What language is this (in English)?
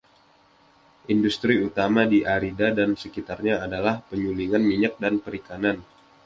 Indonesian